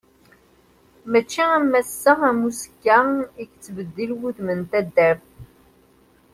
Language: Kabyle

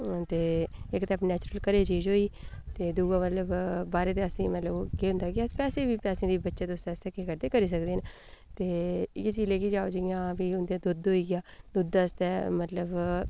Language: Dogri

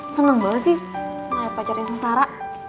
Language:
Indonesian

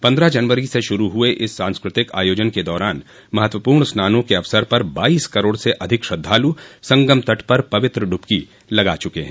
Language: Hindi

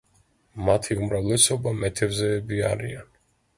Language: Georgian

